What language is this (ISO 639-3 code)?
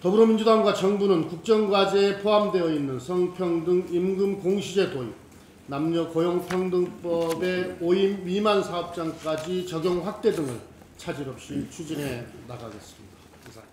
kor